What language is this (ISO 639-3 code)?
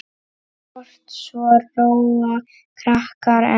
isl